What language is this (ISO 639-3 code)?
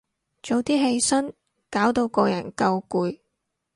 yue